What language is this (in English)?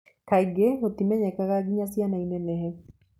Kikuyu